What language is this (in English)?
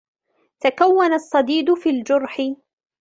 Arabic